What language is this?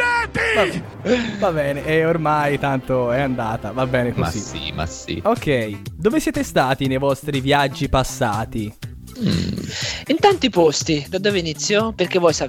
Italian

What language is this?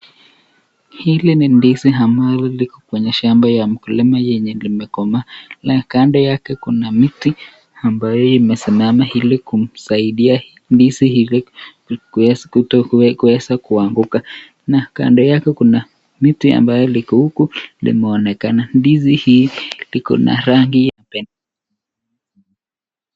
Swahili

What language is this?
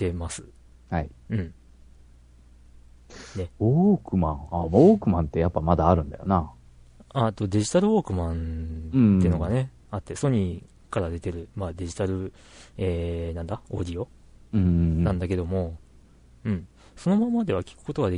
Japanese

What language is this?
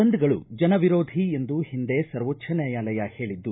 Kannada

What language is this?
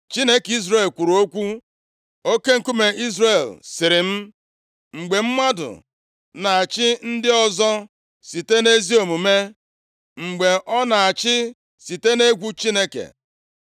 Igbo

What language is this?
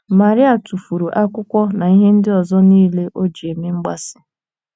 Igbo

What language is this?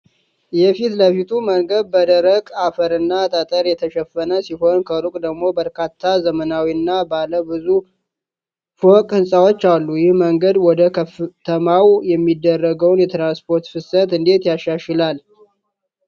Amharic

